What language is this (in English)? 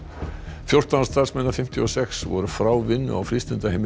Icelandic